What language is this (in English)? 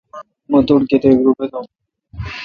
Kalkoti